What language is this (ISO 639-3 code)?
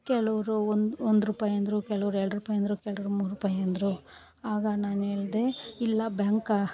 kan